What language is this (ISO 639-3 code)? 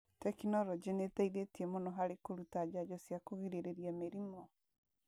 kik